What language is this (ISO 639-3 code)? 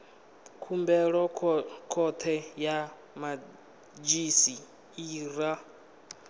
ven